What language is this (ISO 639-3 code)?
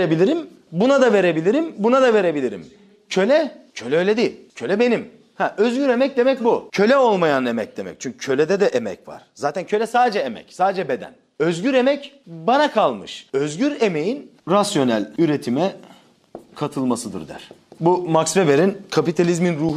tur